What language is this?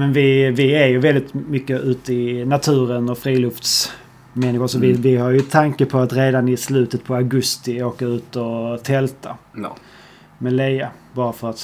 Swedish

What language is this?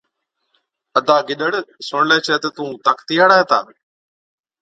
Od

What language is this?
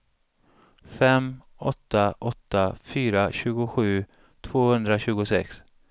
Swedish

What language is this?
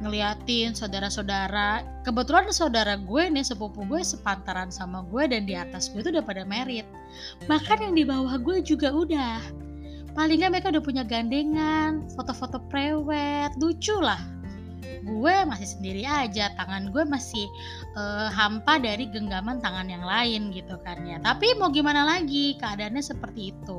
Indonesian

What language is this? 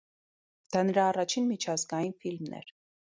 Armenian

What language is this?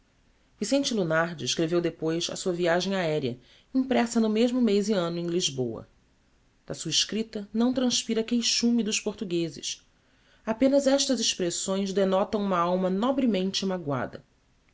Portuguese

